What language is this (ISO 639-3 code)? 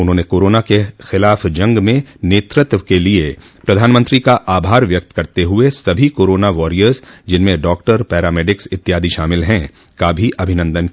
hin